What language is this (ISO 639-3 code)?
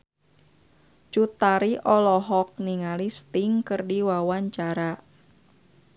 sun